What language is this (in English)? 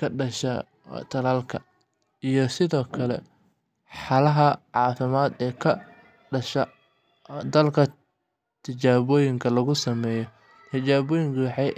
Somali